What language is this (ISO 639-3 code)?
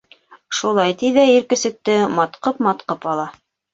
bak